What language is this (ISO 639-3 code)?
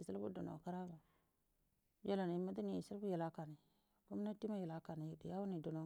bdm